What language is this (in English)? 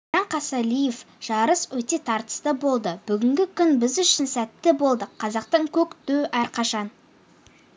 Kazakh